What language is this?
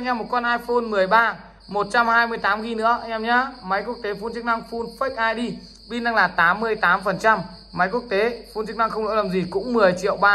Vietnamese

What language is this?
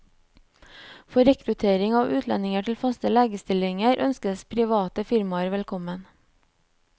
Norwegian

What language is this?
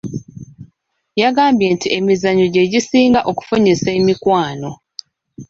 Ganda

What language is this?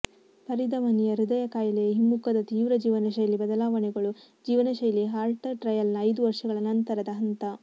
Kannada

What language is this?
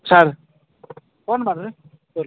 Odia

